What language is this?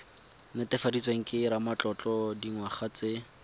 Tswana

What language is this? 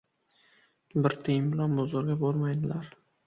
Uzbek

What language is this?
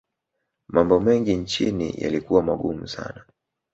Swahili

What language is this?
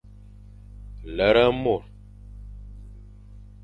Fang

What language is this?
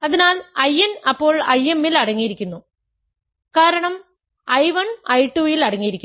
Malayalam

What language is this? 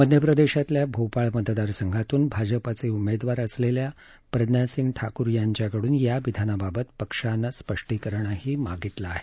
Marathi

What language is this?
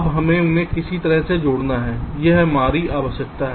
Hindi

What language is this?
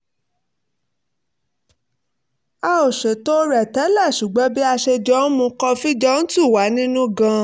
Yoruba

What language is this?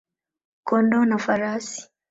Swahili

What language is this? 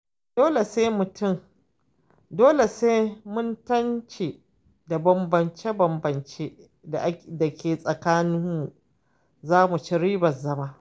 Hausa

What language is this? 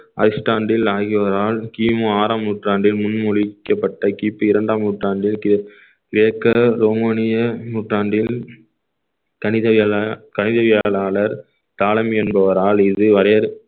Tamil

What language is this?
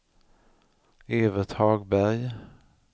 Swedish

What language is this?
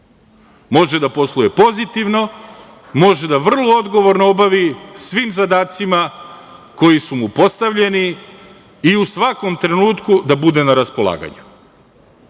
Serbian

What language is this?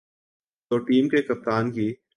Urdu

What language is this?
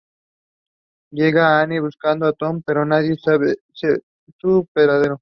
Spanish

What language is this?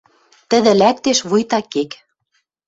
Western Mari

